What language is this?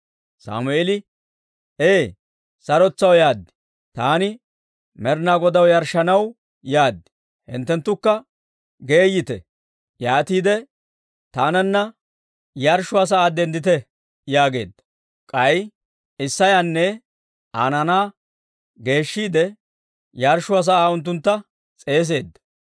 Dawro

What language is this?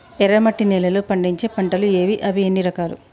Telugu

